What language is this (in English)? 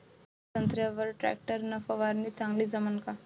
Marathi